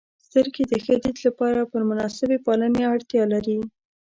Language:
Pashto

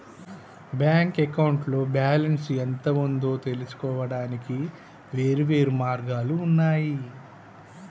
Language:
Telugu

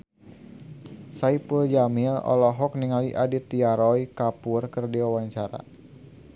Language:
Sundanese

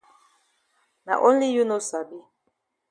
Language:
Cameroon Pidgin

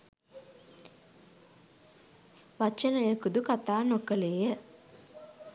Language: Sinhala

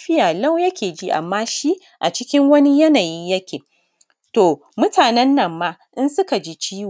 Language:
Hausa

